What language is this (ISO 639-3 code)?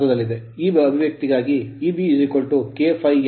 kan